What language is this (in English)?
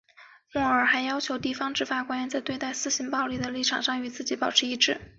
Chinese